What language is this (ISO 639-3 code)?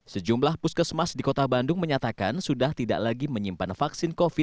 ind